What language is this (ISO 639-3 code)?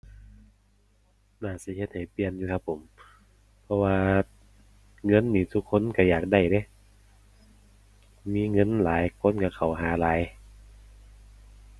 tha